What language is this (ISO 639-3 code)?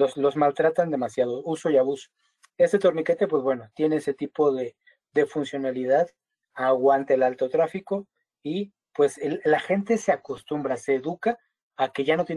spa